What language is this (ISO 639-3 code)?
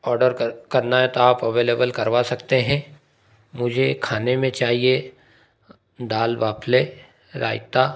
hin